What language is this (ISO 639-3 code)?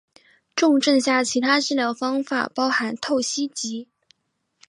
zho